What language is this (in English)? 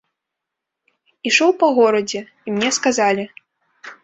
Belarusian